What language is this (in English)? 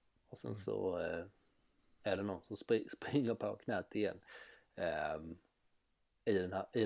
Swedish